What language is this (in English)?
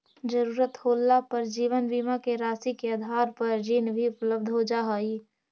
Magahi